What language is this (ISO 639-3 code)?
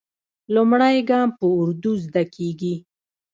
pus